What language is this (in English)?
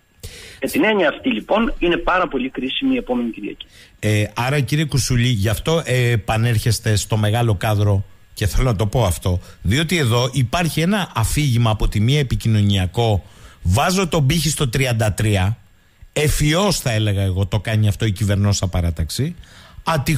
Greek